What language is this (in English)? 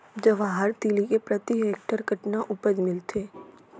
Chhattisgarhi